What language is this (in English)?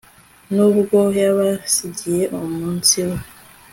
Kinyarwanda